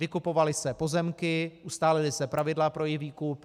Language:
Czech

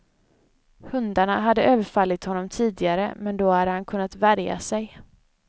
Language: Swedish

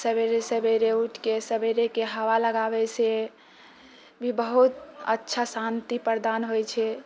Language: Maithili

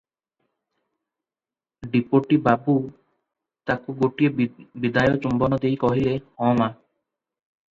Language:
Odia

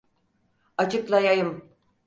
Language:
Turkish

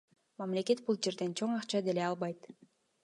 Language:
Kyrgyz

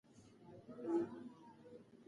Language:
Pashto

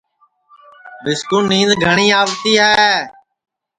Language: Sansi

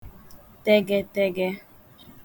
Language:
Igbo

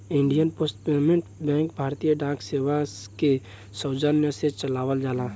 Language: Bhojpuri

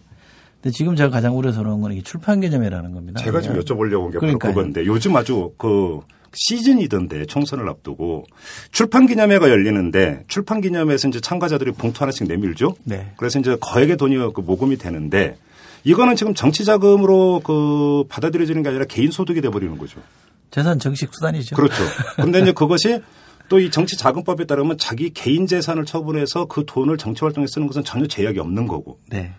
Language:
Korean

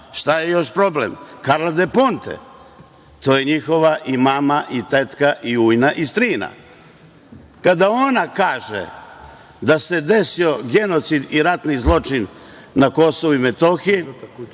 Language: Serbian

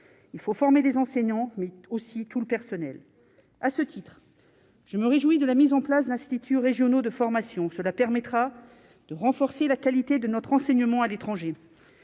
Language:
French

